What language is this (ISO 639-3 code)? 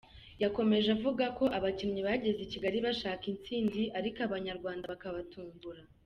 kin